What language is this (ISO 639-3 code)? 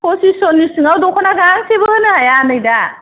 brx